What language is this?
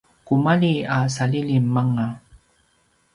Paiwan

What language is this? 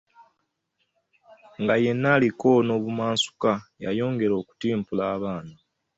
Ganda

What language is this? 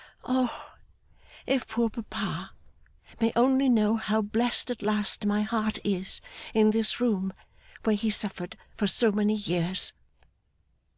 English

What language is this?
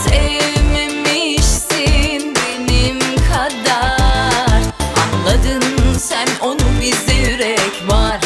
Turkish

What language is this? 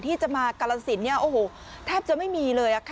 Thai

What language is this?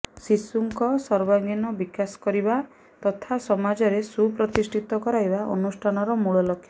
Odia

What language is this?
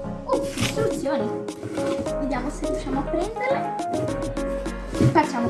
Italian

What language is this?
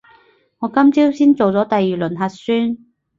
Cantonese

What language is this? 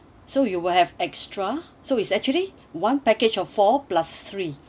English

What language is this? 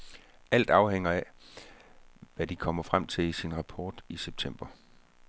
Danish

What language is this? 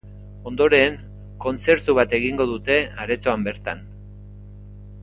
Basque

